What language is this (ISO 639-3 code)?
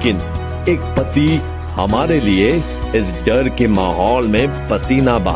hin